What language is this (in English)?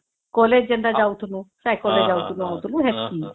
Odia